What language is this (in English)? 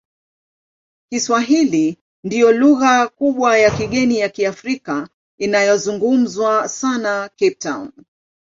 Swahili